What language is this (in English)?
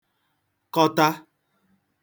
Igbo